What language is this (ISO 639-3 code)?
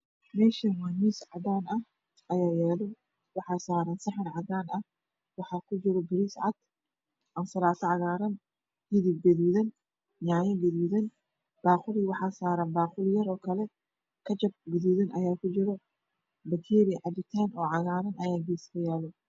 som